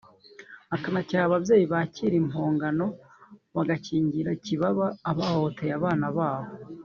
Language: Kinyarwanda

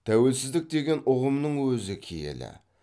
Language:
Kazakh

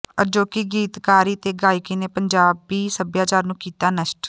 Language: Punjabi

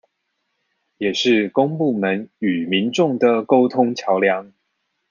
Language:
Chinese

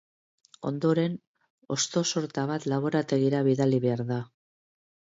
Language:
Basque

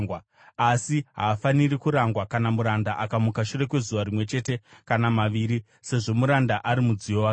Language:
Shona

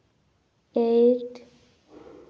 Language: Santali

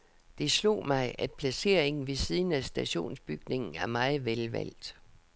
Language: Danish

